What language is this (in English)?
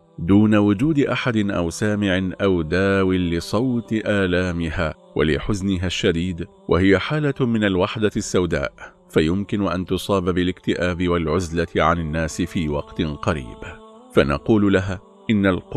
Arabic